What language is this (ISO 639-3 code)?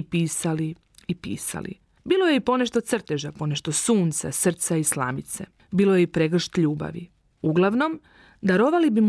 hrv